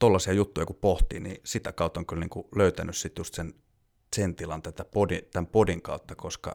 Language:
Finnish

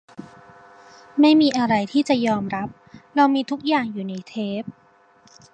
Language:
Thai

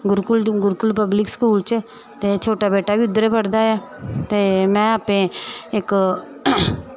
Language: Dogri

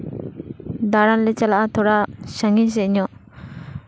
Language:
Santali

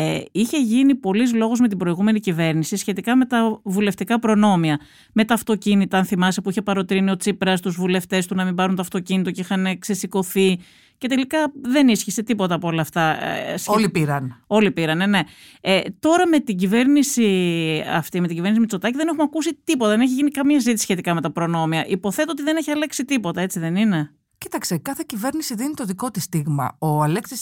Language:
Greek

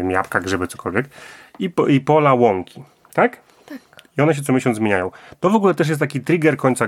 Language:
Polish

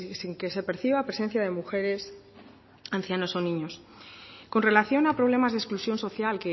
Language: Spanish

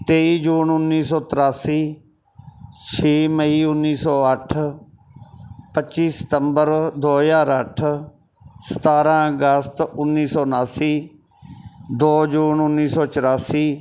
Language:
Punjabi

